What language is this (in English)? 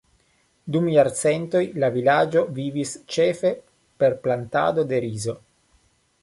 Esperanto